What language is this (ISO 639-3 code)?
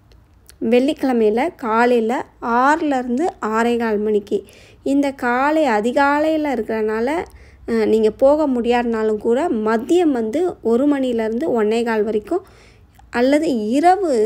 ron